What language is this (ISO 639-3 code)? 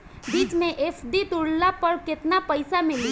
bho